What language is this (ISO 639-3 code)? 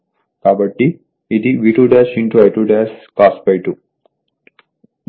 tel